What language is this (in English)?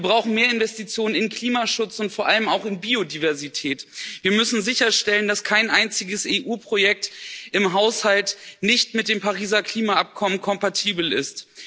German